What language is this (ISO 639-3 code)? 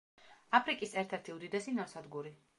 kat